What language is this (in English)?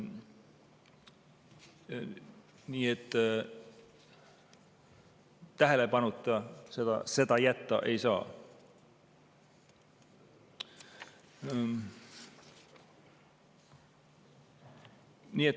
Estonian